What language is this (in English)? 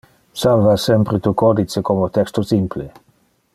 Interlingua